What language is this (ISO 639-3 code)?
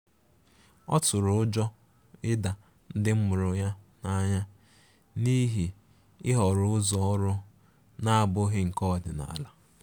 ibo